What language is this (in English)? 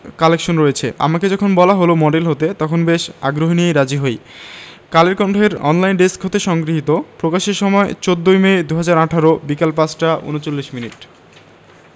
Bangla